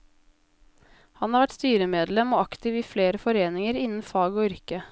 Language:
Norwegian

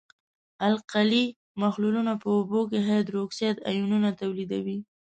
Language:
Pashto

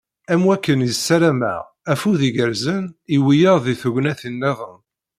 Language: Kabyle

